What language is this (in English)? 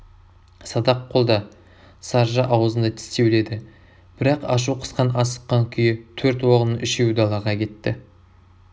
Kazakh